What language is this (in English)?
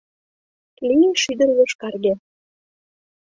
Mari